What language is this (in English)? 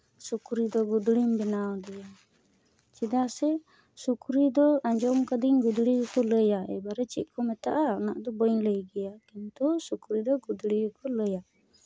Santali